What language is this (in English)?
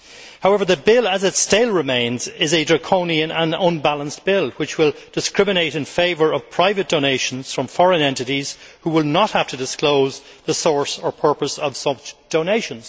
English